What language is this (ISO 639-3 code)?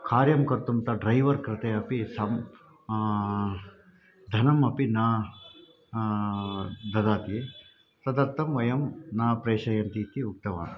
san